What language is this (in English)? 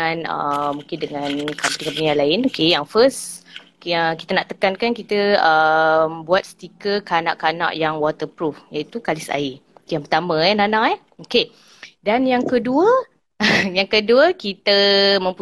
Malay